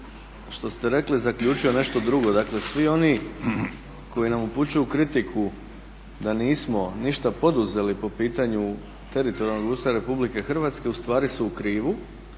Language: Croatian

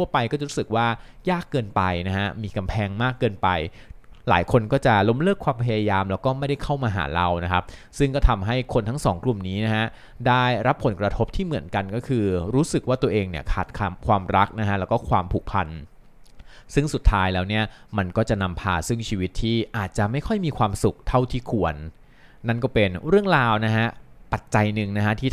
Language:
Thai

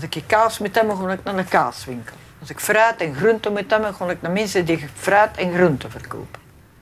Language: Dutch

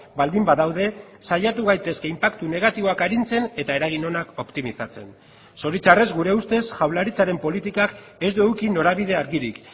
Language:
Basque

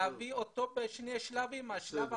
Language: Hebrew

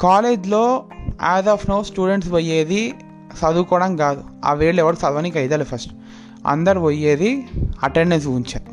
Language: Telugu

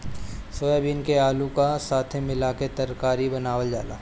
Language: Bhojpuri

